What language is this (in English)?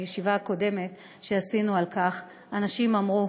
Hebrew